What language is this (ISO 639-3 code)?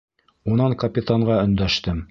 bak